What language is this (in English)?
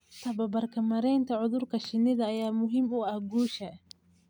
Somali